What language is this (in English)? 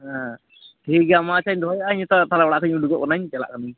Santali